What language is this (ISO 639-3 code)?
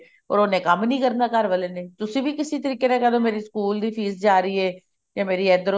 pan